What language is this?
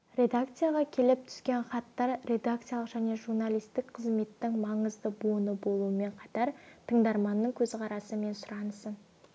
Kazakh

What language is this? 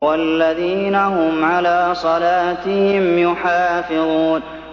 Arabic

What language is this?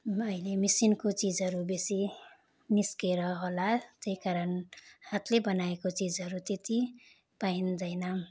Nepali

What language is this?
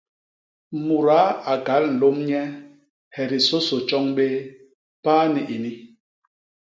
Basaa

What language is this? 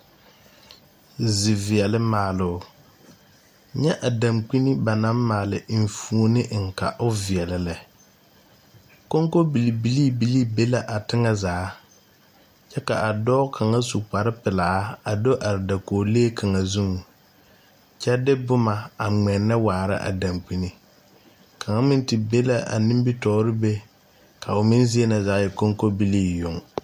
Southern Dagaare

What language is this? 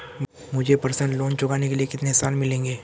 Hindi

